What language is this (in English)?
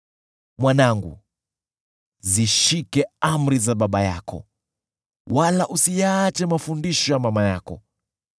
Swahili